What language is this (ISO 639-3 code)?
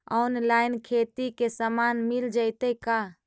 mag